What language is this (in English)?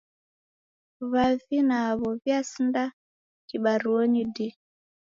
Taita